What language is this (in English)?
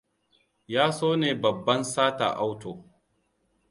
Hausa